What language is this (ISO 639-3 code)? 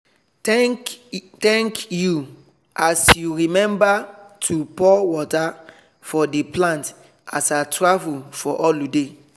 pcm